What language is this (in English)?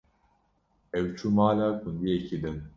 Kurdish